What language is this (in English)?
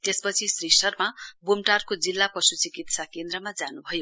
Nepali